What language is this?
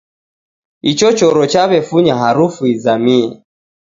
Taita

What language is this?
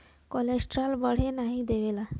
Bhojpuri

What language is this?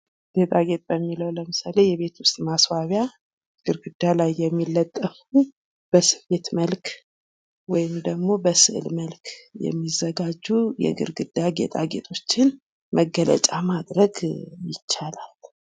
Amharic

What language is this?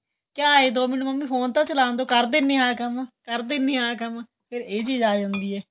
Punjabi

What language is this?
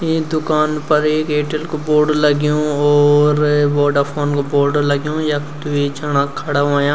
Garhwali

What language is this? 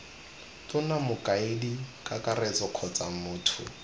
Tswana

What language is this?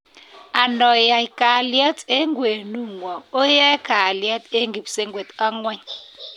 Kalenjin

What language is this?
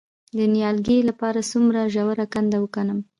Pashto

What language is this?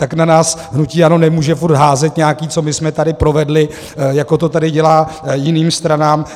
Czech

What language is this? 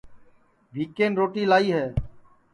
Sansi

